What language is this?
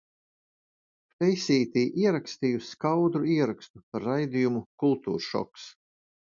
Latvian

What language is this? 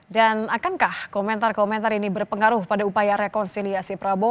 Indonesian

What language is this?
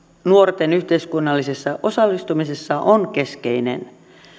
Finnish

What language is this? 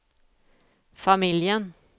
Swedish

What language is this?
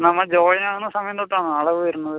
Malayalam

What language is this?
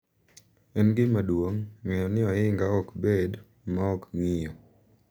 Luo (Kenya and Tanzania)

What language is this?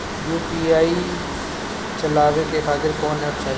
Bhojpuri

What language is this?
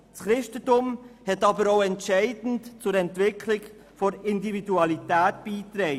Swiss German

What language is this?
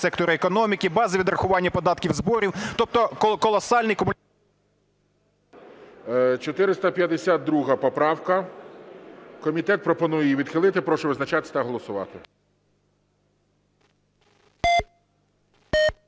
Ukrainian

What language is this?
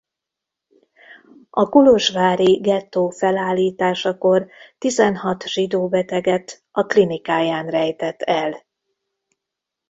Hungarian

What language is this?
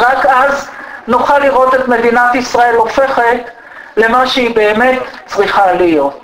Hebrew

